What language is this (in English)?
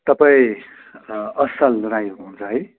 Nepali